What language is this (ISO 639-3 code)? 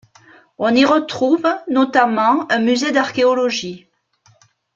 fra